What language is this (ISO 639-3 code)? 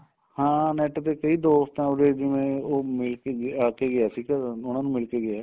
pan